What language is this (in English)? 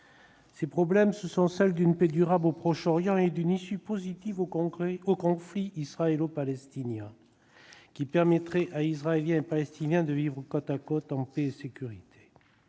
French